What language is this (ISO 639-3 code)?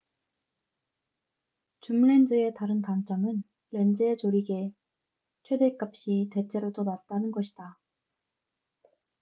kor